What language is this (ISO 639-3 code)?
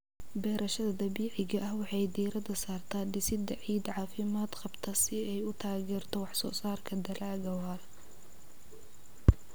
som